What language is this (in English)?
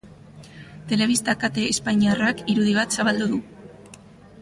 Basque